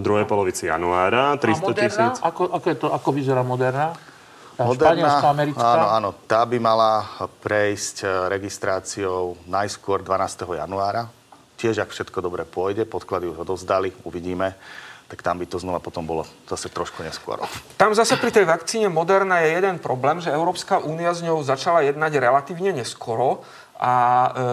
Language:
Slovak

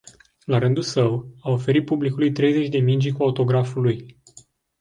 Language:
Romanian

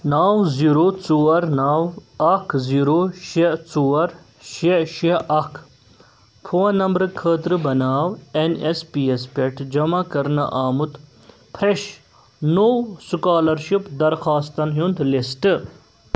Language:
Kashmiri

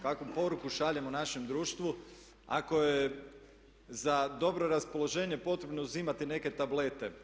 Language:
Croatian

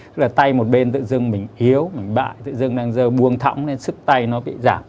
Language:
Vietnamese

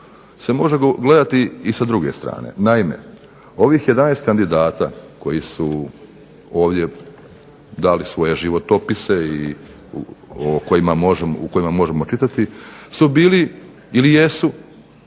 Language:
Croatian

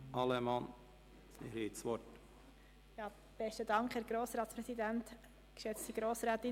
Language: Swiss German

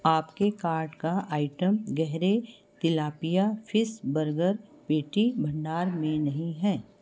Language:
Hindi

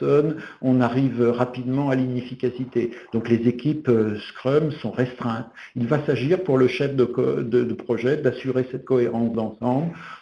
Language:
French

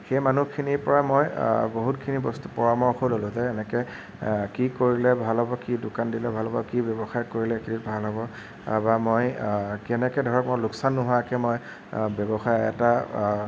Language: Assamese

